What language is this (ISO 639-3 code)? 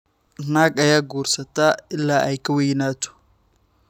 som